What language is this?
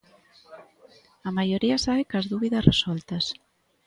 Galician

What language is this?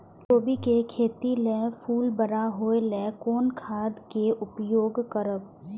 Maithili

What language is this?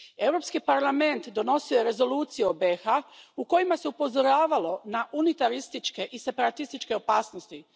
Croatian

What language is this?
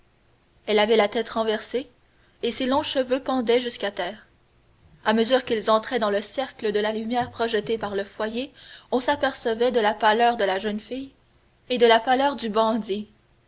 French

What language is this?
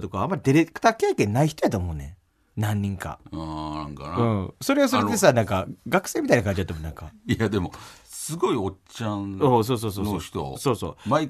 Japanese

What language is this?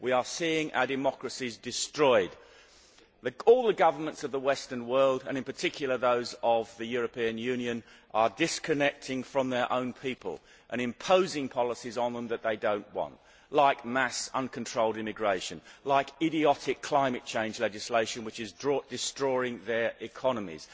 English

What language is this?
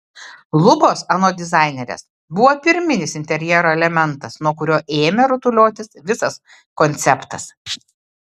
Lithuanian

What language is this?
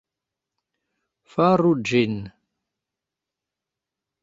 Esperanto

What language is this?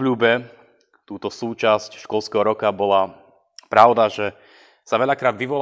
Slovak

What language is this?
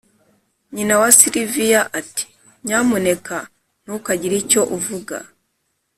Kinyarwanda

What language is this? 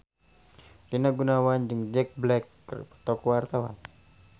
Sundanese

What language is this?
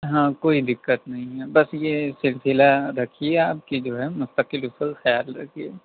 Urdu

